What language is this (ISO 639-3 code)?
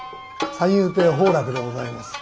jpn